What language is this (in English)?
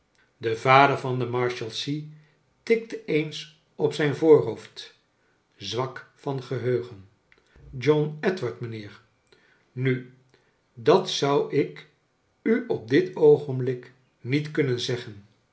Dutch